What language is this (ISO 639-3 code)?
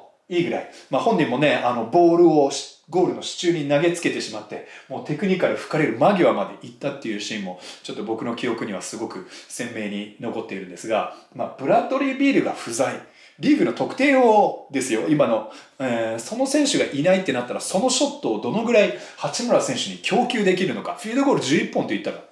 jpn